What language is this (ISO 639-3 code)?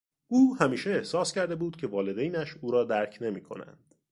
fas